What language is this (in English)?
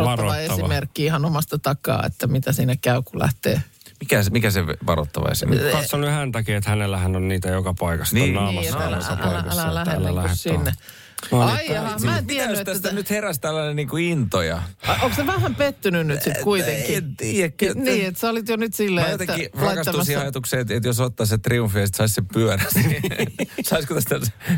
Finnish